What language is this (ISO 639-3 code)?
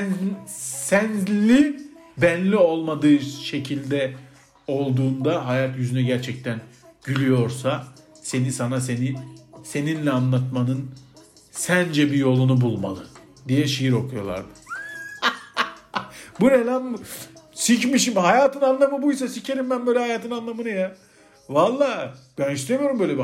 tur